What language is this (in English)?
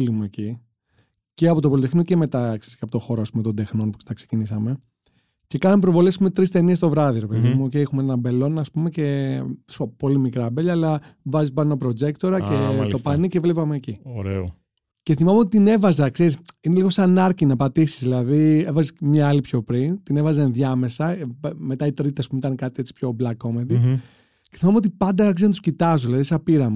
Greek